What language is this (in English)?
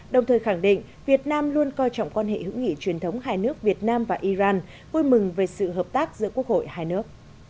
Vietnamese